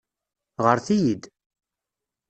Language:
Kabyle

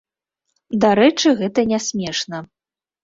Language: Belarusian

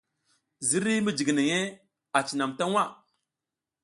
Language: South Giziga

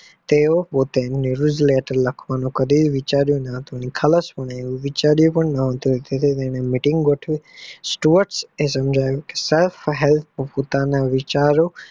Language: Gujarati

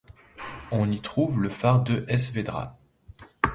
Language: French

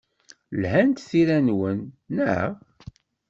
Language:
Kabyle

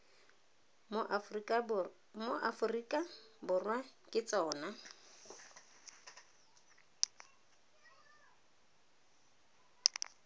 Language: Tswana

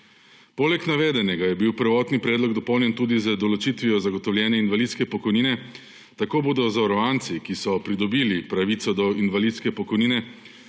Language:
Slovenian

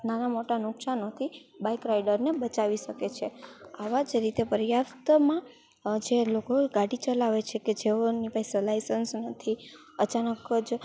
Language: Gujarati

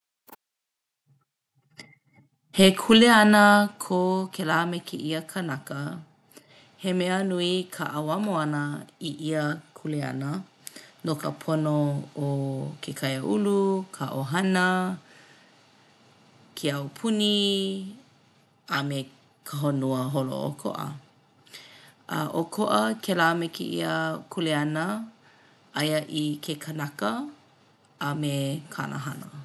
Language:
Hawaiian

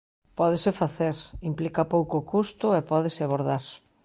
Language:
Galician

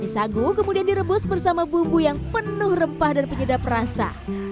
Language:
Indonesian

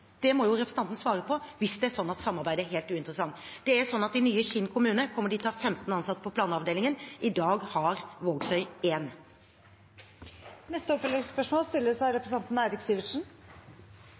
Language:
Norwegian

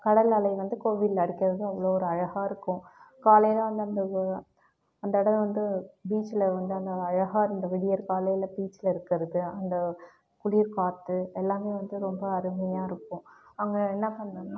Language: Tamil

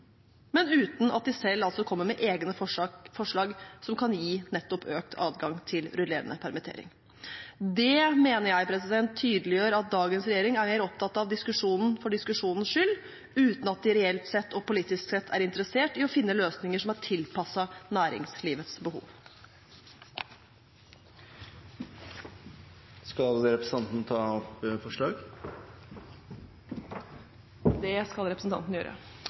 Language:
Norwegian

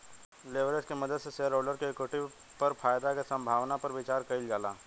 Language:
Bhojpuri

